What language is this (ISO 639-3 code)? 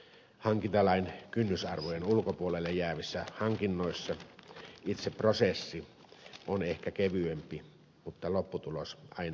fin